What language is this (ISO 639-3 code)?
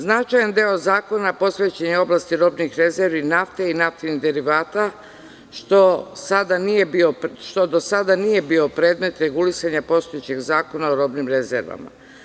srp